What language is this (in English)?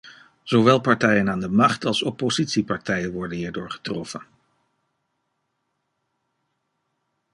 Dutch